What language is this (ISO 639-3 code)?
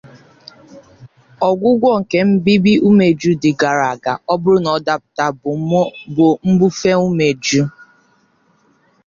ibo